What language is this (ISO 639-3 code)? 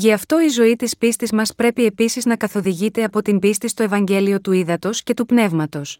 ell